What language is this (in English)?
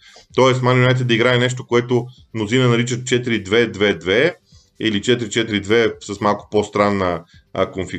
Bulgarian